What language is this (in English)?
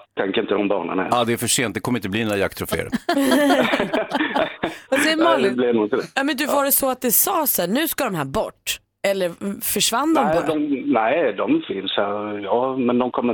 Swedish